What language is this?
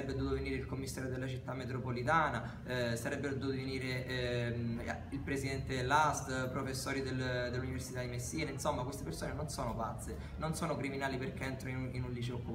Italian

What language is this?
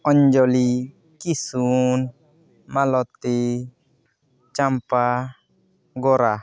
Santali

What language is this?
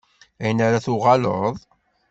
Kabyle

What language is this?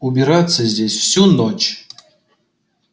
Russian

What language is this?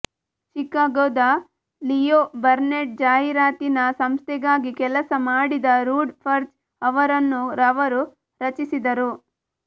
Kannada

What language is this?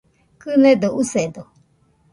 Nüpode Huitoto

